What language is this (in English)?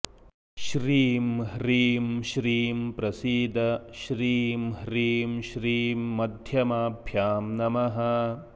Sanskrit